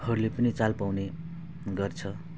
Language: Nepali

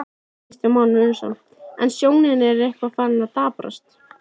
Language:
Icelandic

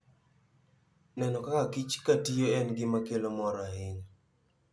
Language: Luo (Kenya and Tanzania)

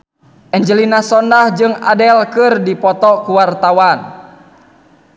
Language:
Sundanese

